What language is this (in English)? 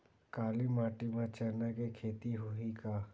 Chhattisgarhi